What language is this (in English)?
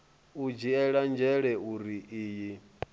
Venda